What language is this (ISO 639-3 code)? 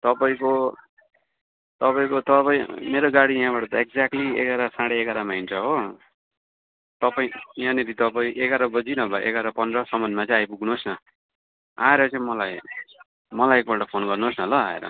nep